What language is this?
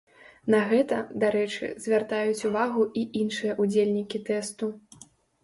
Belarusian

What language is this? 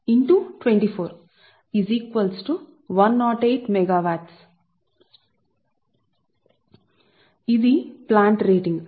Telugu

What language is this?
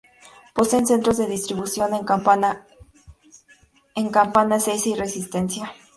Spanish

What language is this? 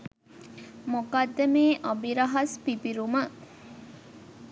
Sinhala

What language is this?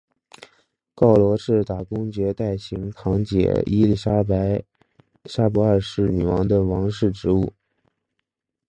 Chinese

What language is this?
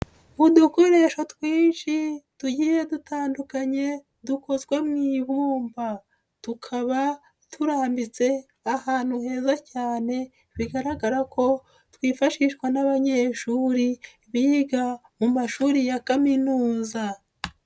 Kinyarwanda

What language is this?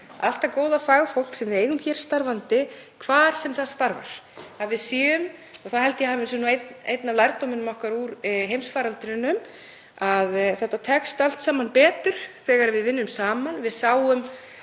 Icelandic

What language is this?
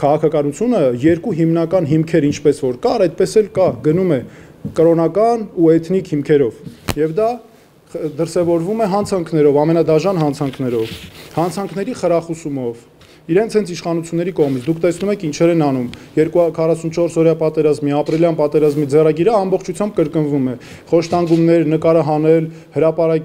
Romanian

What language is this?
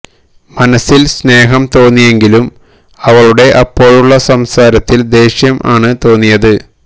Malayalam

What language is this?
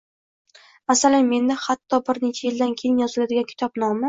Uzbek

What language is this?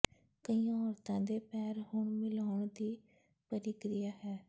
Punjabi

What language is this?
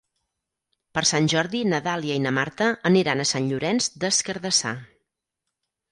Catalan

